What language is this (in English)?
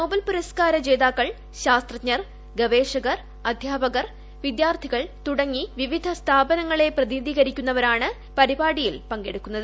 Malayalam